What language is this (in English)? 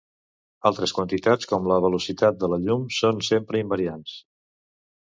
Catalan